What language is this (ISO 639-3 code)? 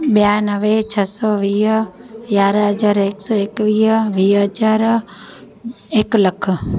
snd